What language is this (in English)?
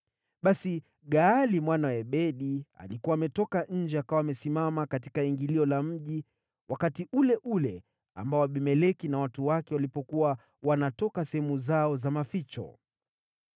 Swahili